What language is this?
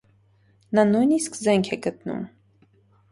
Armenian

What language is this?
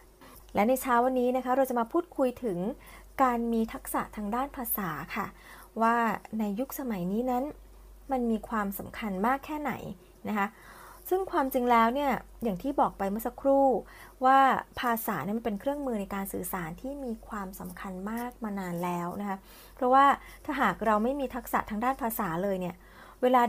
Thai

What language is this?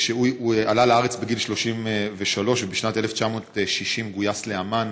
Hebrew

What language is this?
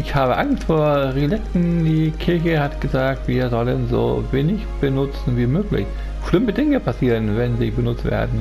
German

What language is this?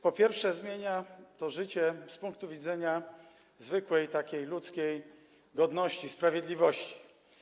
Polish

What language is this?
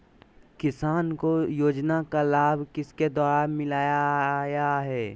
Magahi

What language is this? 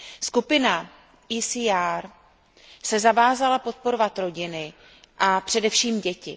Czech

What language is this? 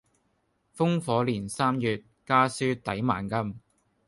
Cantonese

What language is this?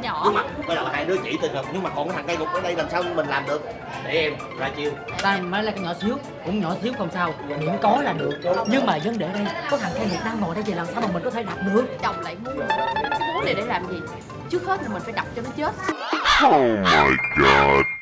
Vietnamese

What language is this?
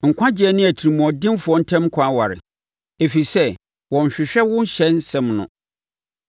Akan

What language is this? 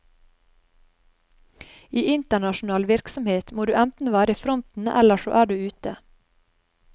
Norwegian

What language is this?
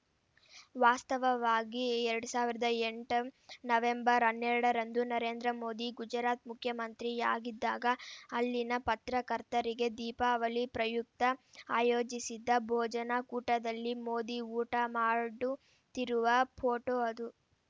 Kannada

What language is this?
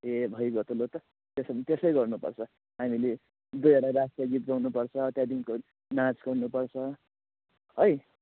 Nepali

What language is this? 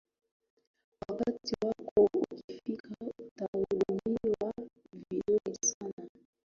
Swahili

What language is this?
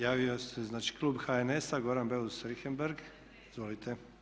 Croatian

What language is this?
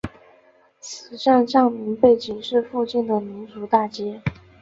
Chinese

